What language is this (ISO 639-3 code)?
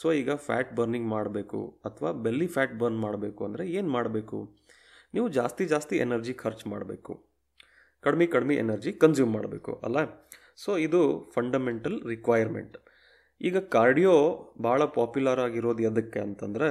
kan